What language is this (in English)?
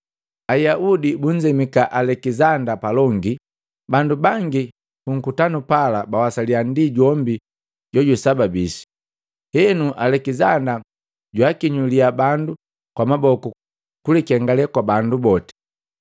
Matengo